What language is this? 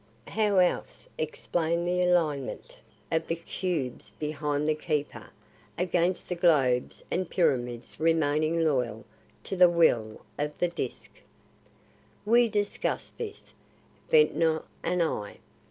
English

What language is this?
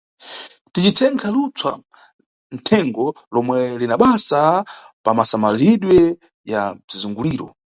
Nyungwe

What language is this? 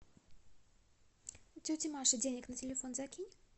Russian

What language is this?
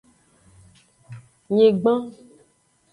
Aja (Benin)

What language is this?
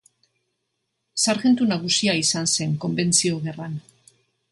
Basque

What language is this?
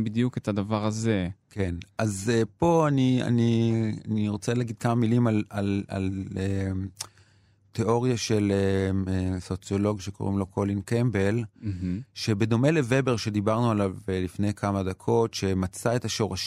Hebrew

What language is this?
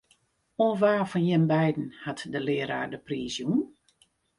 Western Frisian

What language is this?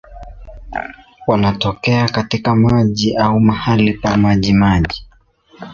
Swahili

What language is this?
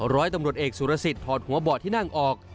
Thai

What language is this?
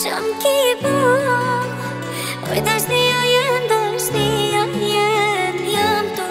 Romanian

